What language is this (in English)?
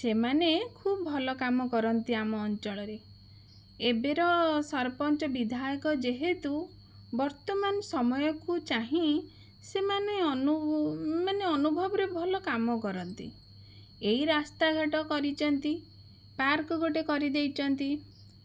Odia